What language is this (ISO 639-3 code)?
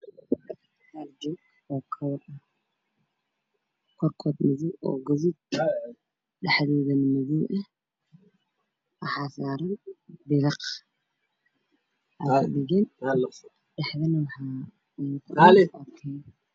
som